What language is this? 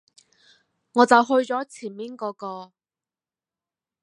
Cantonese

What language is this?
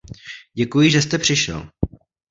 Czech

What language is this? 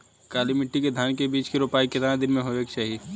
Bhojpuri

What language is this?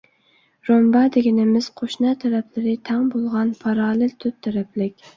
Uyghur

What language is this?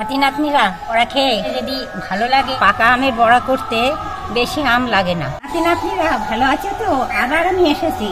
Thai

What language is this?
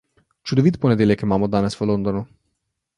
Slovenian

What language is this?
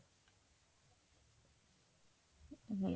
Punjabi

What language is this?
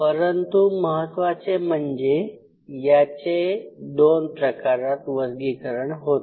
Marathi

